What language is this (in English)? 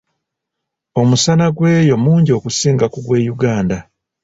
Ganda